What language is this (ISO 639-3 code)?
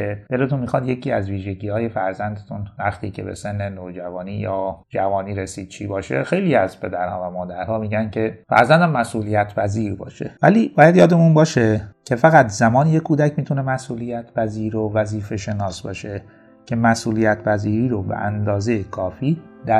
fas